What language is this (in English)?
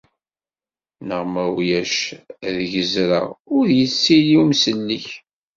Kabyle